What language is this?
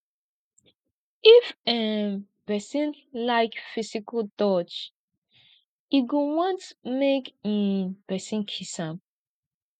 Nigerian Pidgin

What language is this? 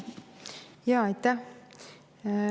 Estonian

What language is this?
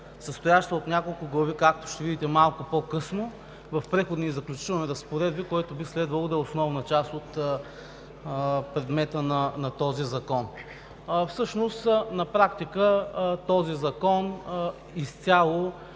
Bulgarian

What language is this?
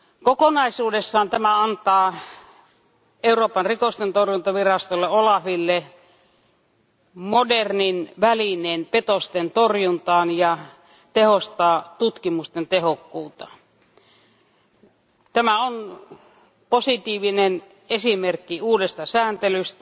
Finnish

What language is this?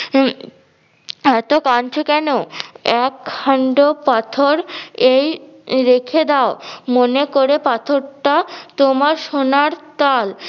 Bangla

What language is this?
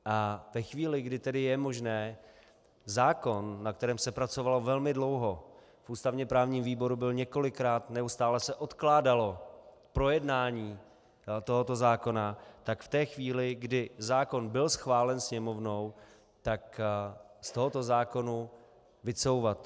Czech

